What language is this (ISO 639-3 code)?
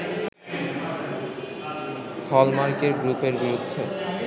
ben